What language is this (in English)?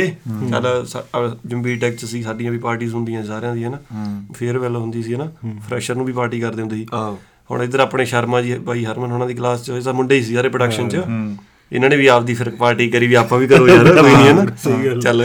Punjabi